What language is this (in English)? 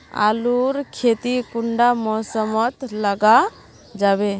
Magahi